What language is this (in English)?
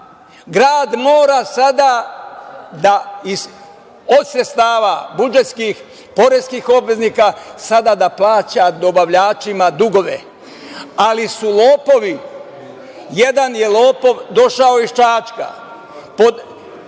Serbian